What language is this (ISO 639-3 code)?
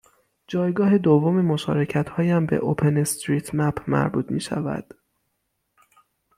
fas